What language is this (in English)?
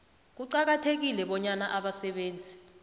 South Ndebele